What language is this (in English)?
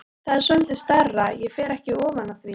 Icelandic